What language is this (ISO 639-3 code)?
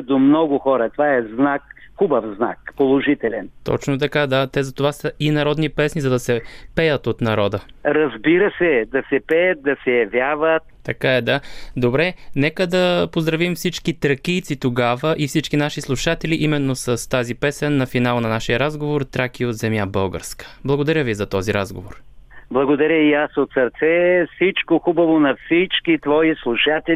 bul